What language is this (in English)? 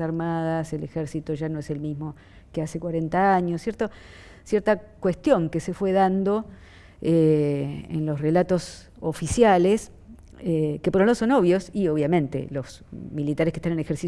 Spanish